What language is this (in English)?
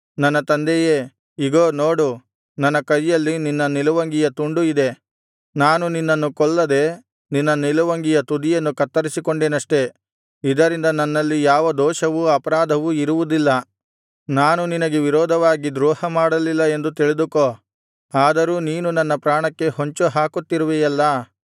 Kannada